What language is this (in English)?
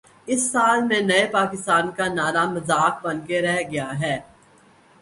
Urdu